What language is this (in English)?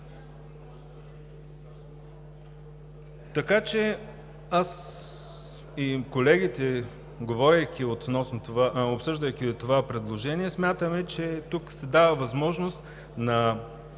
Bulgarian